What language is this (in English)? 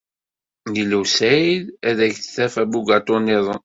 Kabyle